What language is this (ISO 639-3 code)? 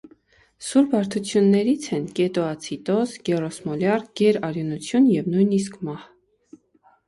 hye